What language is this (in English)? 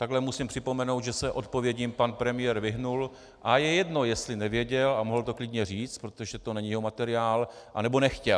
Czech